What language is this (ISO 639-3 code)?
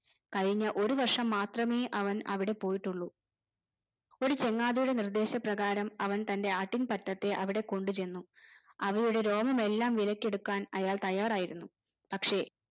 mal